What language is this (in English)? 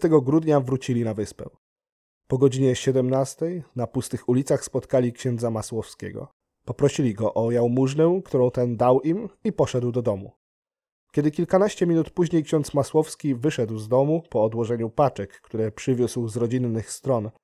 Polish